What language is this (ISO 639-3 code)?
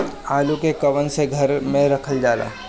bho